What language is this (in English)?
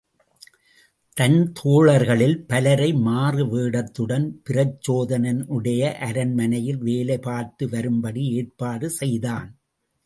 Tamil